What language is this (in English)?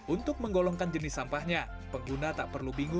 Indonesian